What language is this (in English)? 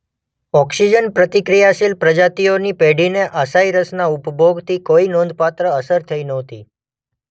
Gujarati